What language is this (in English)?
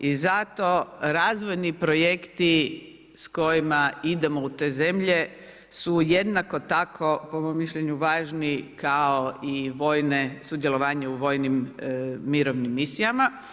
Croatian